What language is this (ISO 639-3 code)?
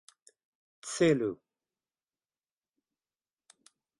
epo